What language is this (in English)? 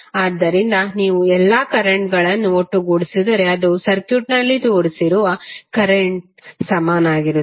Kannada